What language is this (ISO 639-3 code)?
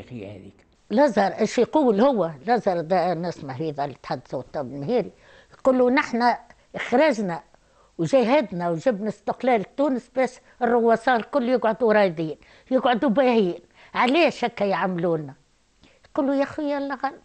ara